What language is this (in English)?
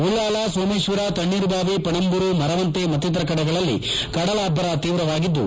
Kannada